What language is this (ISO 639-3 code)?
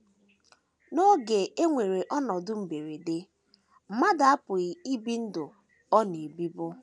ibo